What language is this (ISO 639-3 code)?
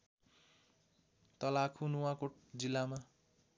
nep